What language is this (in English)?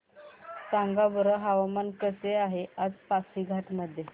Marathi